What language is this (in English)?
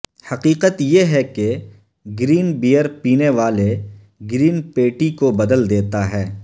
Urdu